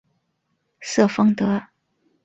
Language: Chinese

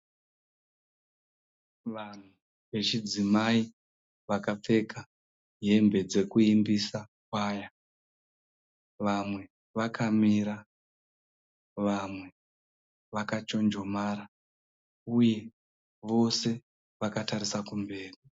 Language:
Shona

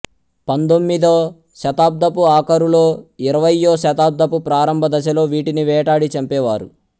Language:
Telugu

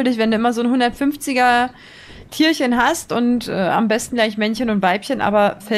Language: German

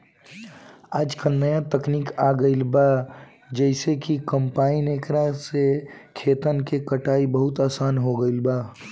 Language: Bhojpuri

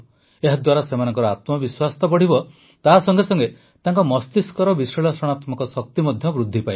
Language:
Odia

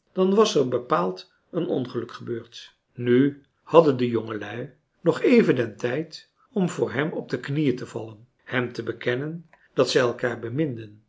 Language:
Dutch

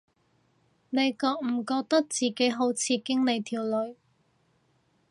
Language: Cantonese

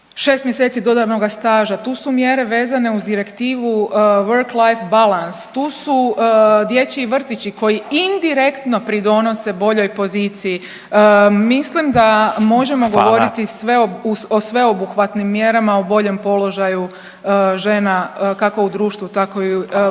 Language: Croatian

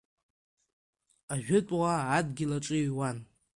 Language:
Abkhazian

